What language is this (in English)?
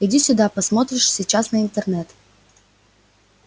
Russian